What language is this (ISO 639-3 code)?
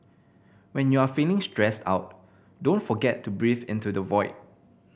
eng